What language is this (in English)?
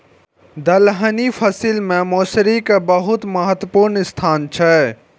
Maithili